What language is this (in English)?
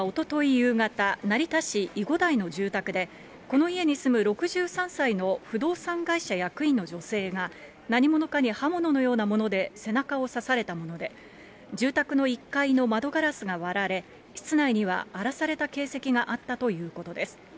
Japanese